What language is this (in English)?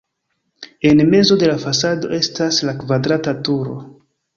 Esperanto